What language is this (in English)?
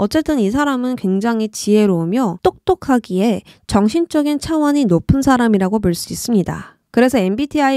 Korean